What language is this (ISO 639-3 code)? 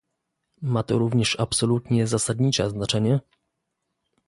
pol